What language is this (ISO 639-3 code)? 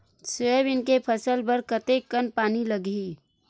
hne